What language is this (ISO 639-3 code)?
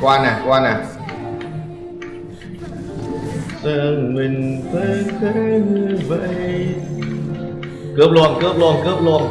vie